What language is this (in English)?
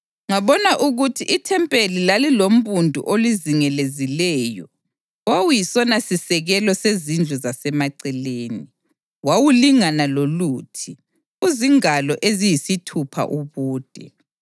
North Ndebele